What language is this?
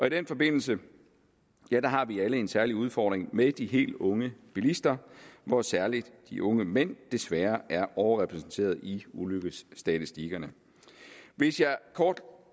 Danish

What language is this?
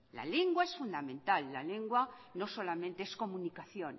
Spanish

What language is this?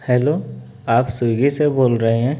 Urdu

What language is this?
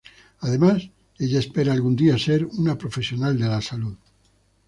Spanish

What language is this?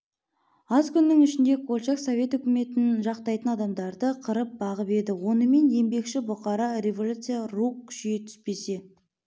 Kazakh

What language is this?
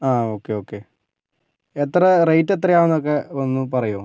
Malayalam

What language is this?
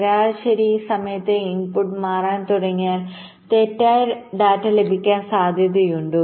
Malayalam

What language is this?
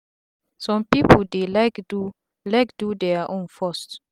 Nigerian Pidgin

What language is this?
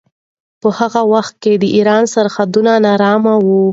Pashto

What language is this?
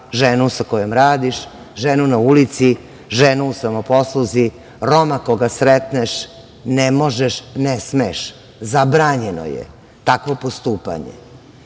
Serbian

